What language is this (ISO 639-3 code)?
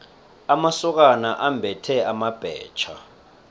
nbl